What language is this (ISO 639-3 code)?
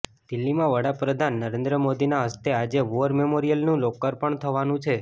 guj